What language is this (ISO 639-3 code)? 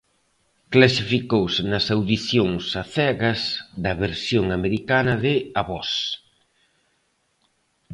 glg